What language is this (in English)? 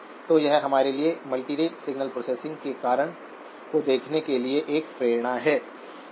Hindi